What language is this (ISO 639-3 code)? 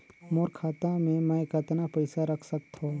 hne